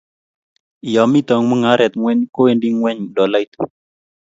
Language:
Kalenjin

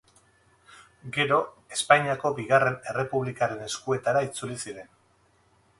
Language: Basque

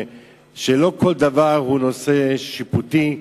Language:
Hebrew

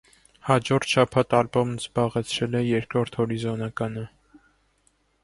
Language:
Armenian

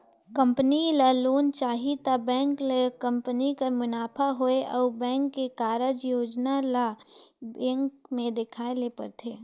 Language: Chhattisgarhi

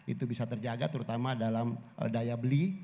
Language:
Indonesian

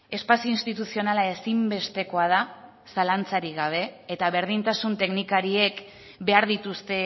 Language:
Basque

